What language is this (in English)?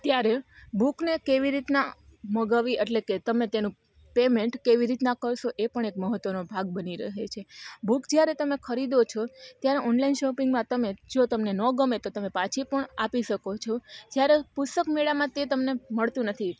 Gujarati